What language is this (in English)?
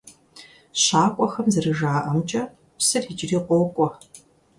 Kabardian